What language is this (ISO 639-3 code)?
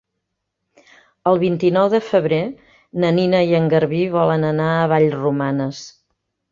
cat